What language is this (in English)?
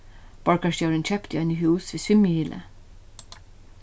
Faroese